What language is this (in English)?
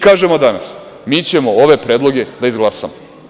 Serbian